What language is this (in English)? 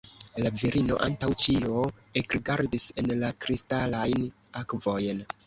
Esperanto